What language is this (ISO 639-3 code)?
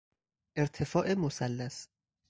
fas